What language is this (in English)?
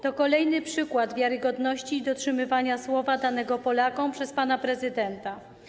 Polish